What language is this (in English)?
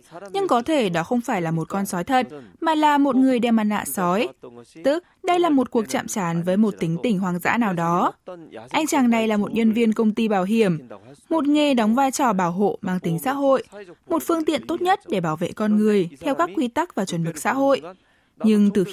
Vietnamese